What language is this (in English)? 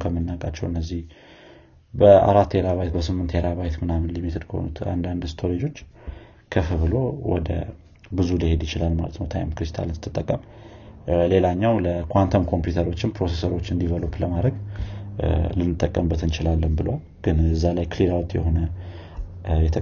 Amharic